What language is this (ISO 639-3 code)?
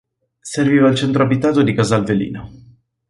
ita